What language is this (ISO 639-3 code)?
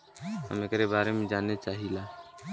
bho